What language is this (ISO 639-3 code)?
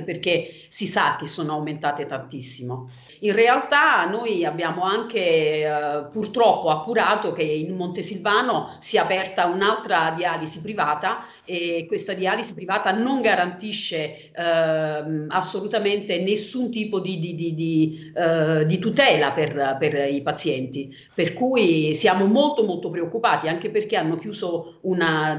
ita